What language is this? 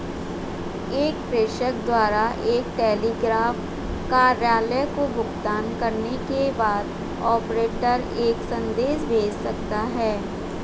Hindi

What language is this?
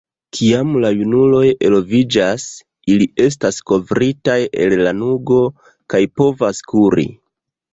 Esperanto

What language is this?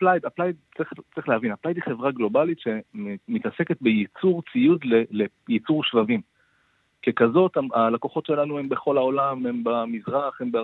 Hebrew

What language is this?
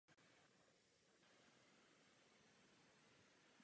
Czech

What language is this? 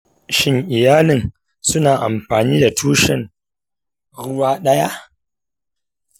Hausa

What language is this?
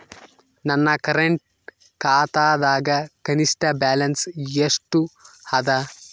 Kannada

